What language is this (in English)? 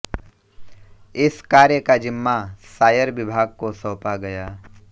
Hindi